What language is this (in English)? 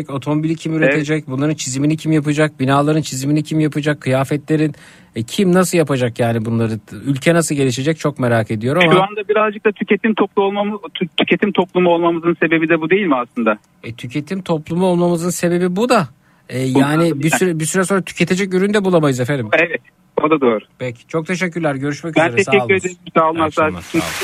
Turkish